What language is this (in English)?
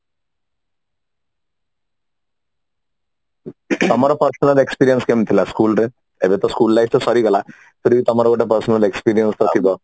Odia